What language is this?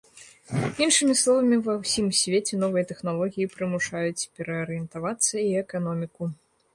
Belarusian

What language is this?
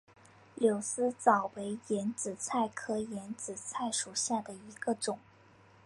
Chinese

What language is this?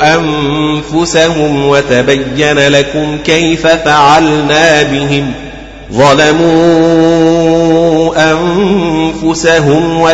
Arabic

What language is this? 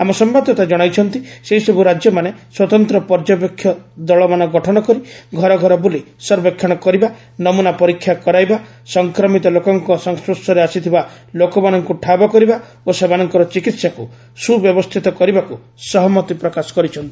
Odia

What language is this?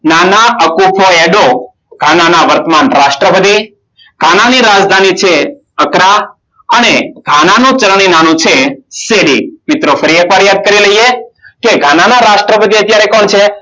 Gujarati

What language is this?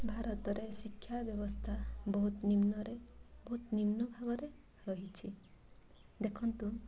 Odia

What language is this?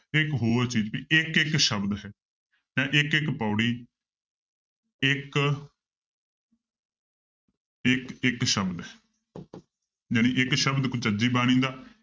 Punjabi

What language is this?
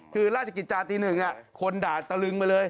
Thai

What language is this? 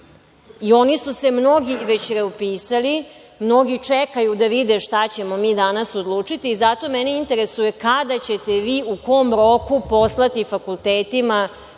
Serbian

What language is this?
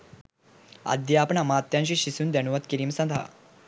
Sinhala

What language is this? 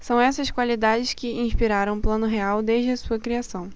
Portuguese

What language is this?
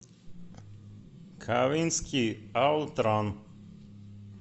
Russian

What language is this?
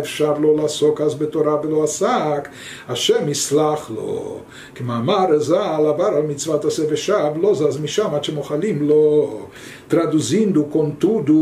Portuguese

